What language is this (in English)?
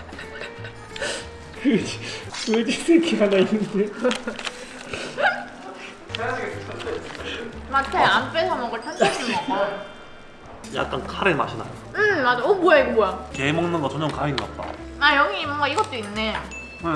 Korean